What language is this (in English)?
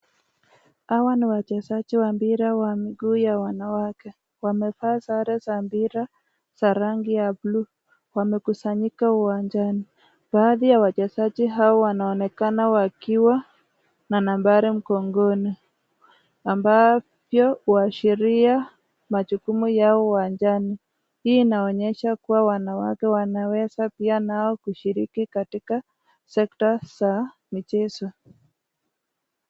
Swahili